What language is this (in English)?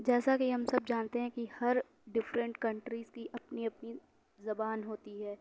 Urdu